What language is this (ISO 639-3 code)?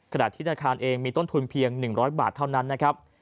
tha